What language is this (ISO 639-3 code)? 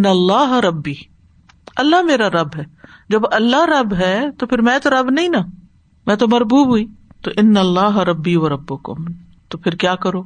urd